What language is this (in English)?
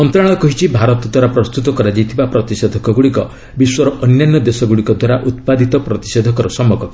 Odia